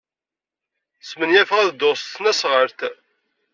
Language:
Kabyle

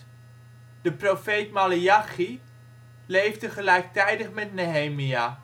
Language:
Dutch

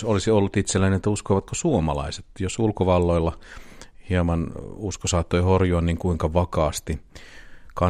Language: Finnish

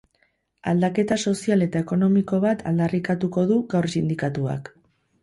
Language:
Basque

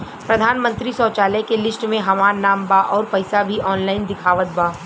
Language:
Bhojpuri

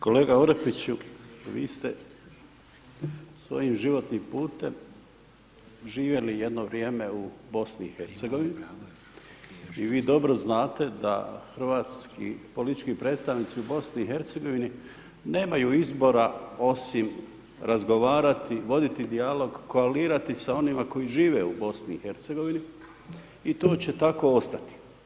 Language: Croatian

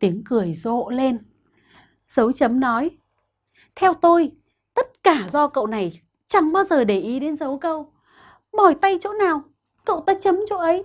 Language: Vietnamese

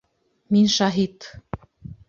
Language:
Bashkir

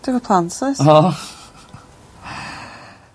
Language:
Welsh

